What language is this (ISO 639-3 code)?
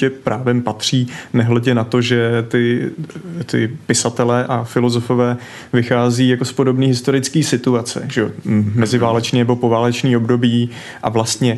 ces